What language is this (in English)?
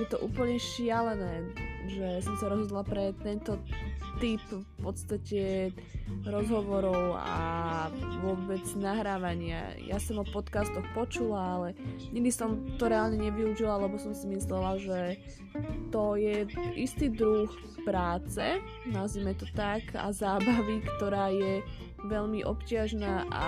Slovak